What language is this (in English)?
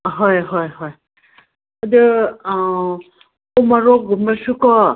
Manipuri